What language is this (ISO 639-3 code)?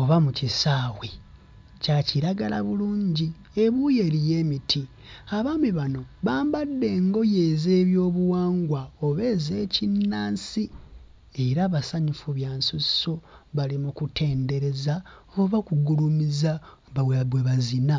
lug